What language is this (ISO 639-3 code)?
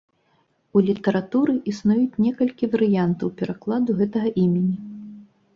bel